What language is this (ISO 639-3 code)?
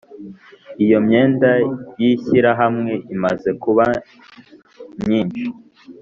kin